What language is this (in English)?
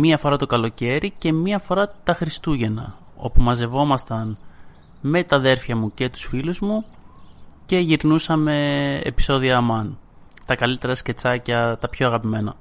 Greek